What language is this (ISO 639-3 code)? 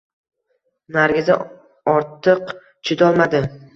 uzb